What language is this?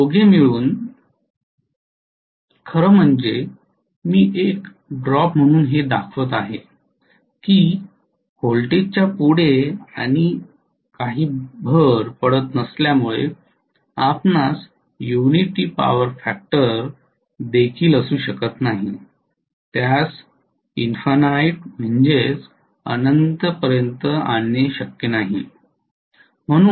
Marathi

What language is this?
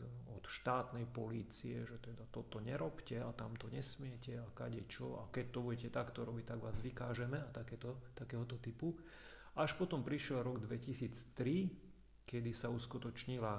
Slovak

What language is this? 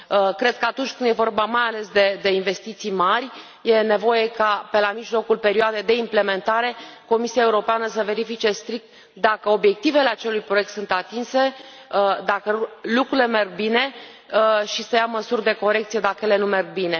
Romanian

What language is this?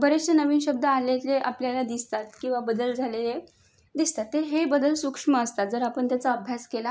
Marathi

